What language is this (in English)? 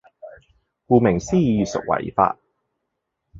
Cantonese